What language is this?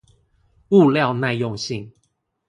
Chinese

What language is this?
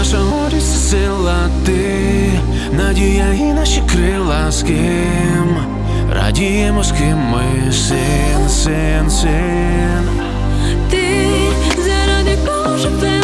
Ukrainian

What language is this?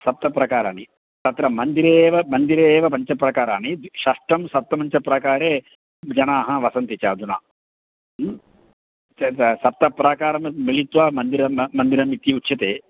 Sanskrit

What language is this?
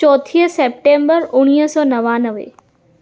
Sindhi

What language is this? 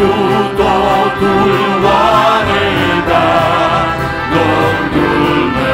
Romanian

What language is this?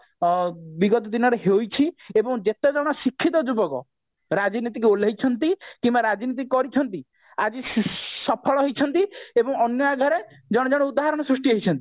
Odia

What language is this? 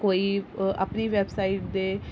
Dogri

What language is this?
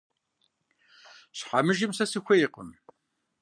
Kabardian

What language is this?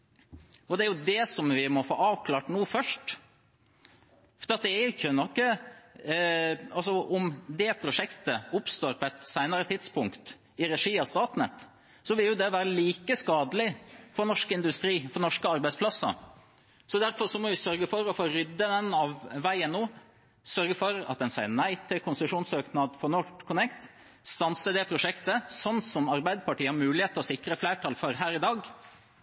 Norwegian Bokmål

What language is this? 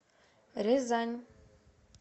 Russian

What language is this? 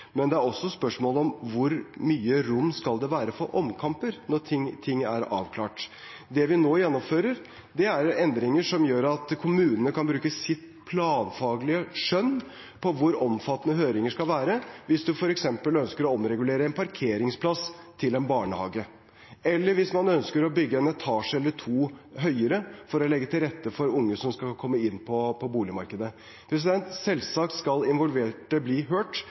Norwegian Bokmål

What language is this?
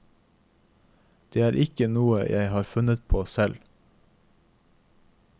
Norwegian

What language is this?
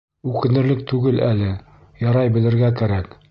Bashkir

